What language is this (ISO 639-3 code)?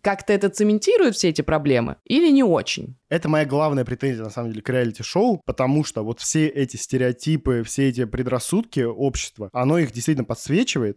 rus